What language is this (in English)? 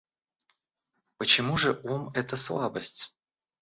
Russian